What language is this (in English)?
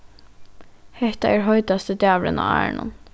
Faroese